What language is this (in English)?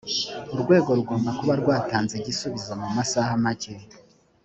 Kinyarwanda